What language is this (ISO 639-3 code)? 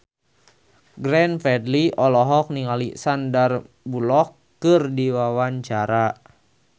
sun